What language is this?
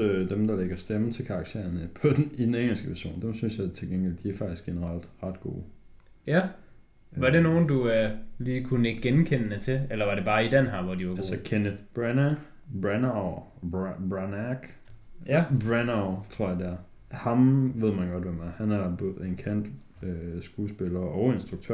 Danish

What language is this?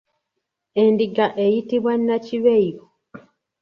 Ganda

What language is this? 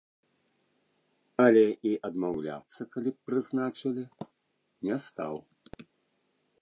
Belarusian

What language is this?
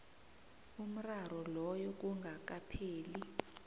South Ndebele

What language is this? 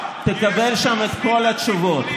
Hebrew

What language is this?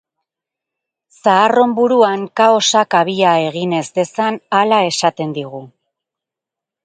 Basque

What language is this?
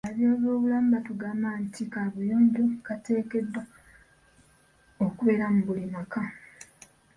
Ganda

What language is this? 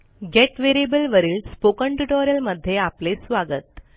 Marathi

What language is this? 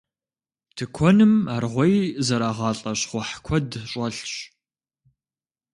Kabardian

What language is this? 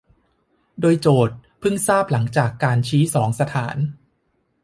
Thai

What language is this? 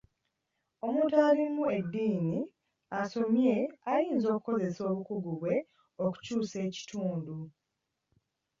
Ganda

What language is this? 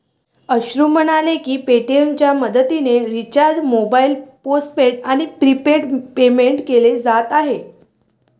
Marathi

